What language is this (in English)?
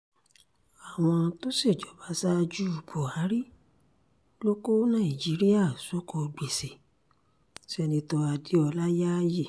Yoruba